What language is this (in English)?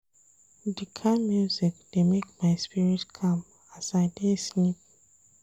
Nigerian Pidgin